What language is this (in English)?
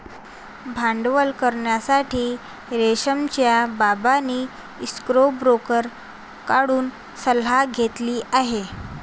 Marathi